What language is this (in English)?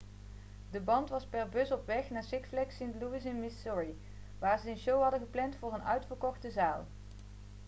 Dutch